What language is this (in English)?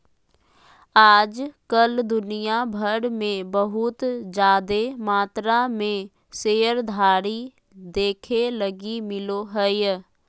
Magahi